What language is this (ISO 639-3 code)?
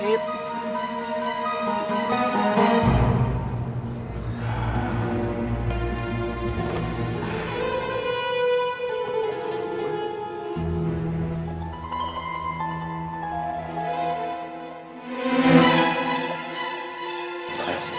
ind